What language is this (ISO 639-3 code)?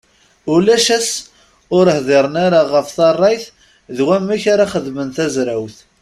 kab